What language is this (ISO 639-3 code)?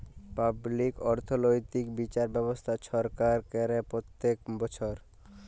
ben